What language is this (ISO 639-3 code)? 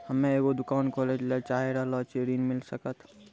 mai